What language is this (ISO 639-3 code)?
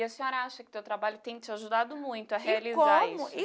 por